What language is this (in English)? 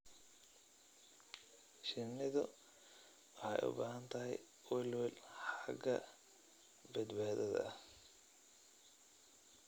Somali